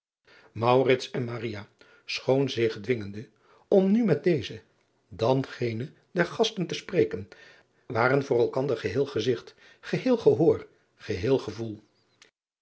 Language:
Dutch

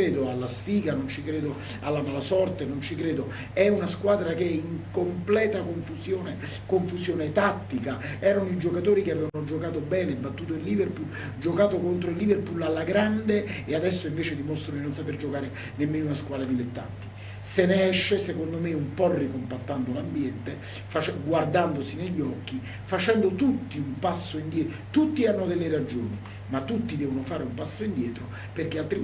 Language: Italian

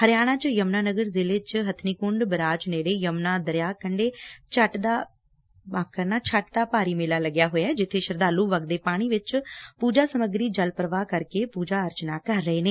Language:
Punjabi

